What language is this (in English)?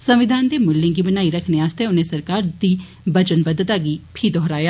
Dogri